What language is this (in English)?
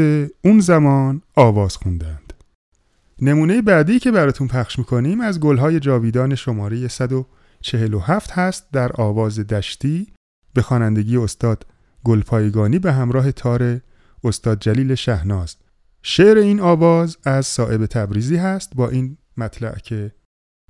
Persian